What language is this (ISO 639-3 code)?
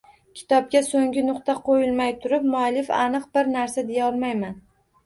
uzb